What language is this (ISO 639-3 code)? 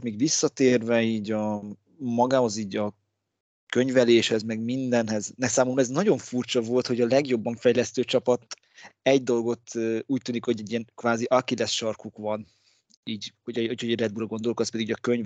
hun